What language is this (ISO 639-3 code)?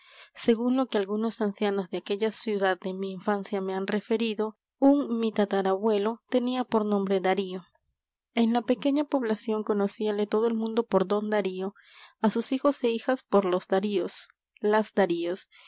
spa